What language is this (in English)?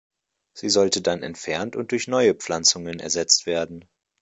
German